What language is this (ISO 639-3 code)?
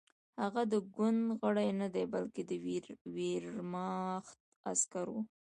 pus